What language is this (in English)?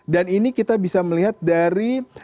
Indonesian